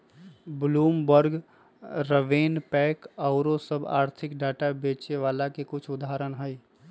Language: Magahi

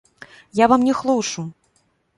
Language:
Belarusian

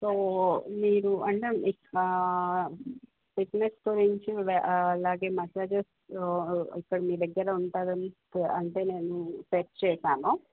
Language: Telugu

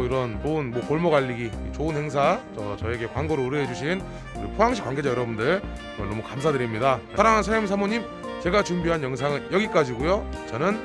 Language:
Korean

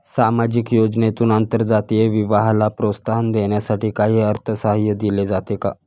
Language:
Marathi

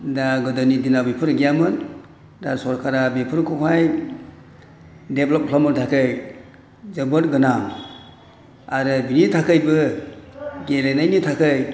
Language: Bodo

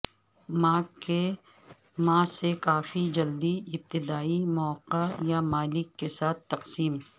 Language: Urdu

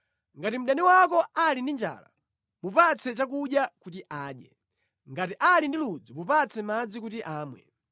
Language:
Nyanja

